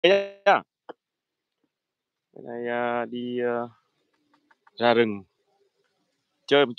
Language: Vietnamese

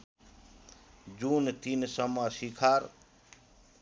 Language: Nepali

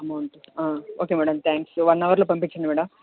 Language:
Telugu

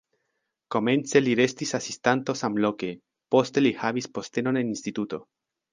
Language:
Esperanto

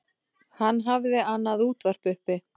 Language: Icelandic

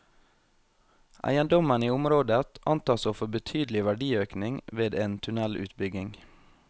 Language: Norwegian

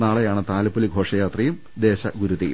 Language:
Malayalam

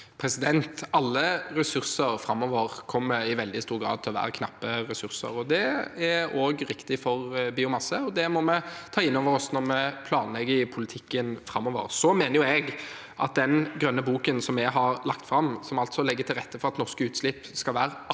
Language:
Norwegian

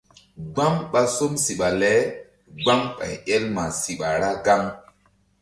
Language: Mbum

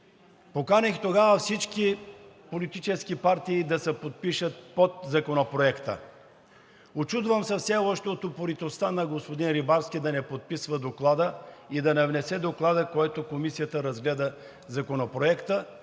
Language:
Bulgarian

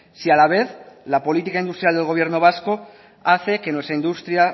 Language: Spanish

